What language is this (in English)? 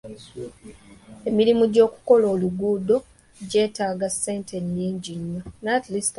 Ganda